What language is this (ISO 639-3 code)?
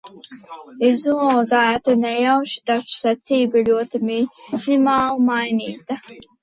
lav